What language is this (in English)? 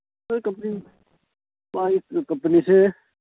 Manipuri